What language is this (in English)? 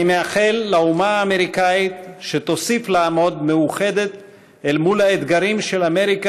Hebrew